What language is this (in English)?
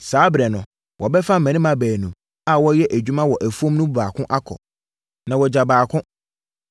Akan